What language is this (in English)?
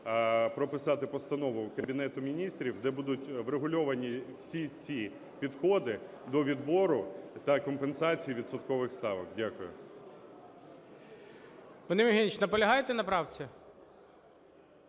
Ukrainian